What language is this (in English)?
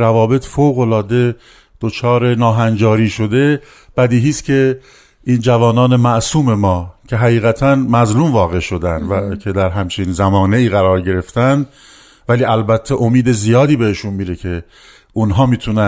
Persian